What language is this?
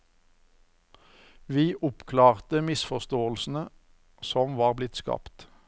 Norwegian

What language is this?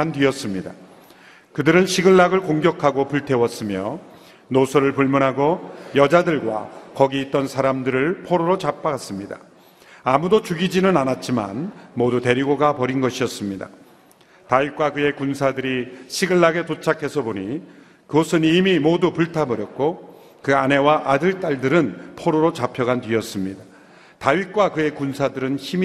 Korean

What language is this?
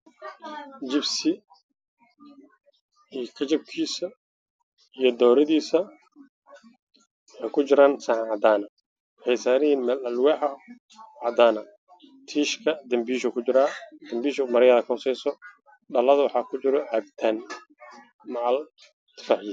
Somali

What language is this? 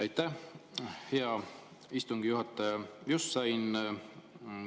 Estonian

